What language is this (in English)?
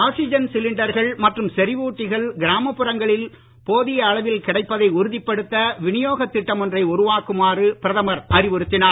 Tamil